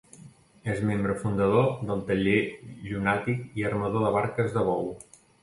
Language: Catalan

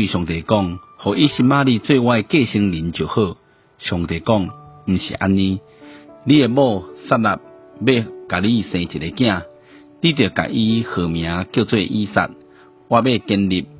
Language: Chinese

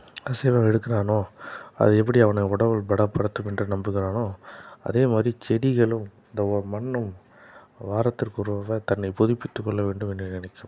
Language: Tamil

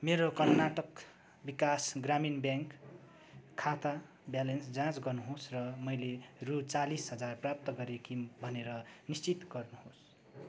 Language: Nepali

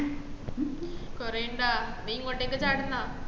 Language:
Malayalam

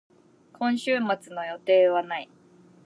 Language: Japanese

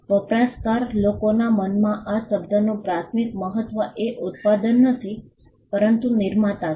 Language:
Gujarati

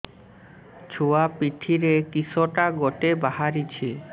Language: Odia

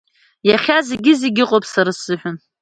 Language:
Abkhazian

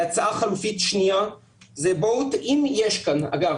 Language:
Hebrew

